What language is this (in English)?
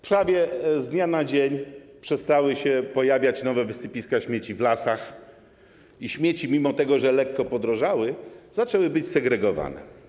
Polish